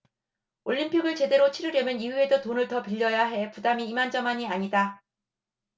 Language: Korean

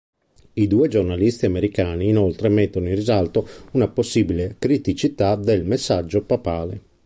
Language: Italian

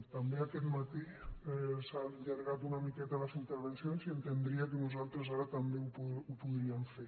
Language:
Catalan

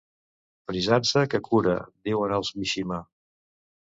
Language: Catalan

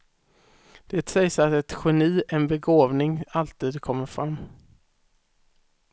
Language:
Swedish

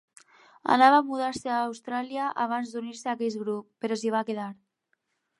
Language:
Catalan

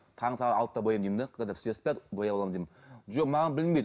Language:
Kazakh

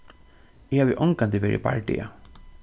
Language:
Faroese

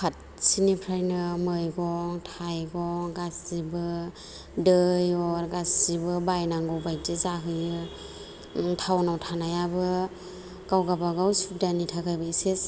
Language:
Bodo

